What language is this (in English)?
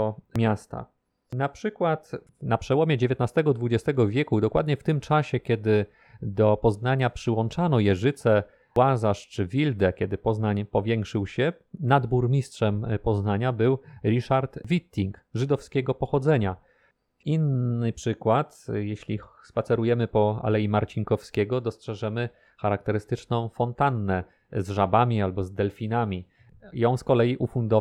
Polish